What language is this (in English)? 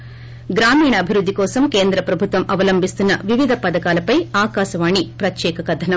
Telugu